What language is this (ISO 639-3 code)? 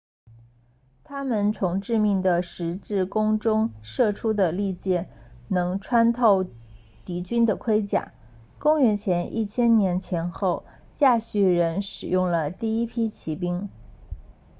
zho